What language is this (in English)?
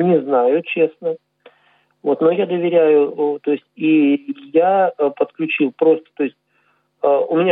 Russian